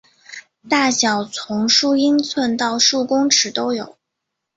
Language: Chinese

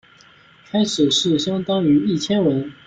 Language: Chinese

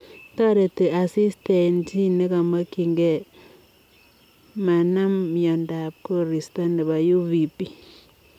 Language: Kalenjin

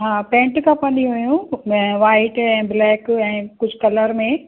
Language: Sindhi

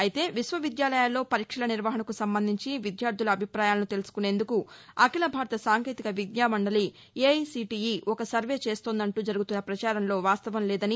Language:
Telugu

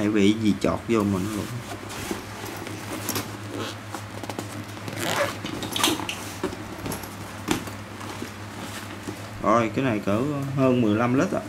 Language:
Vietnamese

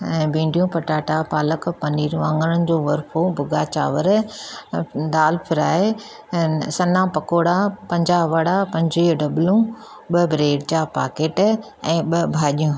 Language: Sindhi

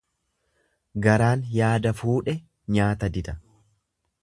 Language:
Oromo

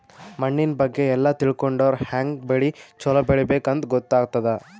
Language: Kannada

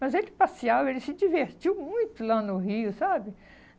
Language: Portuguese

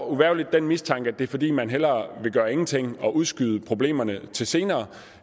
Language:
Danish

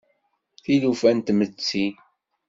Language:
Kabyle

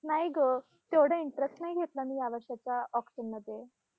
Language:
Marathi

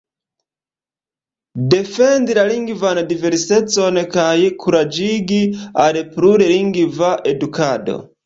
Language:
Esperanto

